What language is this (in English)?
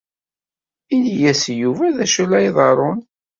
Kabyle